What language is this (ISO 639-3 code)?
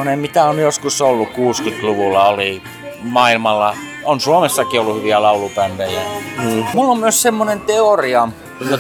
fin